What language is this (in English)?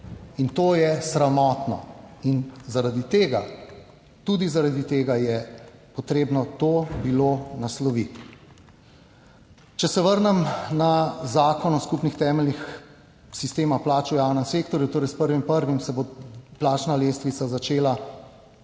Slovenian